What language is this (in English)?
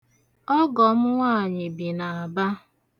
Igbo